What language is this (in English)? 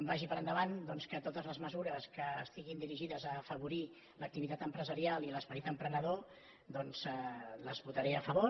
Catalan